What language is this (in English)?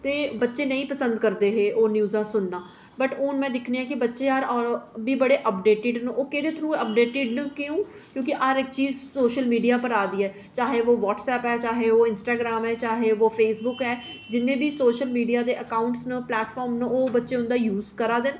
Dogri